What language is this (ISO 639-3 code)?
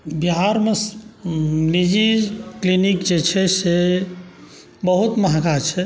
mai